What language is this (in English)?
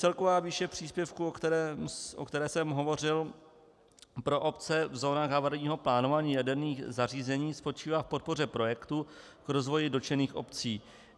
Czech